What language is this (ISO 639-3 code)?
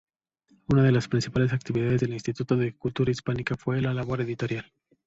spa